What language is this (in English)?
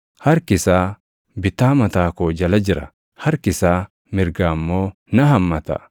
Oromo